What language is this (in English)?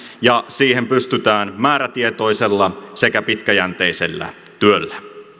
Finnish